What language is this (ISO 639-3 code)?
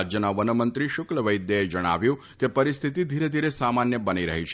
guj